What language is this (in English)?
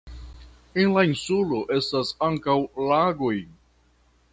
Esperanto